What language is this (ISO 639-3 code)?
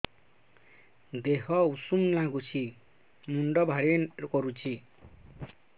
ori